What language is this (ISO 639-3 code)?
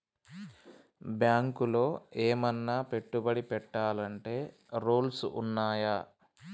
tel